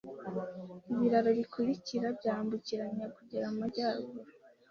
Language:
Kinyarwanda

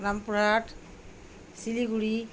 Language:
Bangla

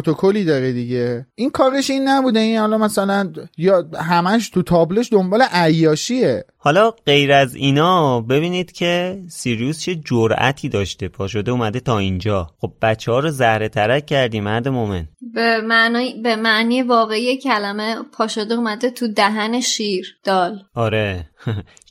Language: Persian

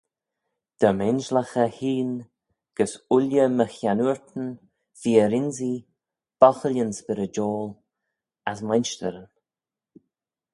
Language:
Manx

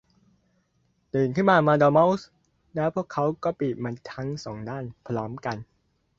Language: Thai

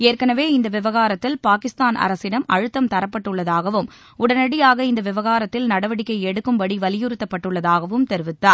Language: Tamil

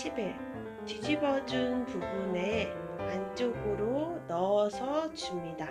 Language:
Korean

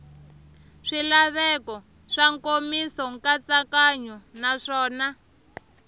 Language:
Tsonga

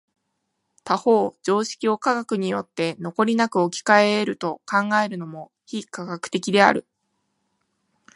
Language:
Japanese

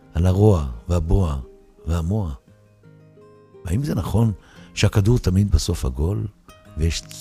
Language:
Hebrew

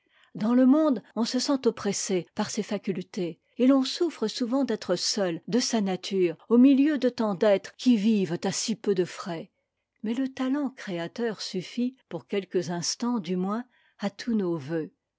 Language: French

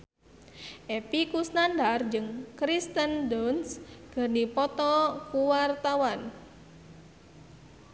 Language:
Sundanese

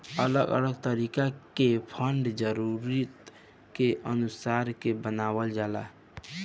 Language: Bhojpuri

